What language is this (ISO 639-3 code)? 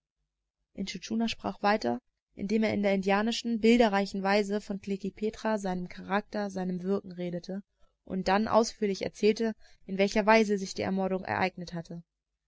deu